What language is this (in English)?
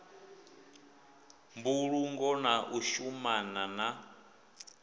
Venda